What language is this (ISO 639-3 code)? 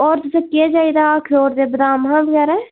doi